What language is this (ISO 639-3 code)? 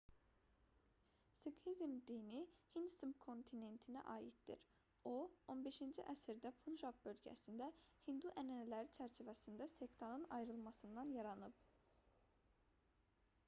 aze